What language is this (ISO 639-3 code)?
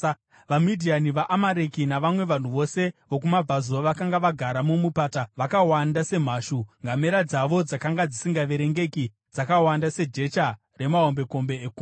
sna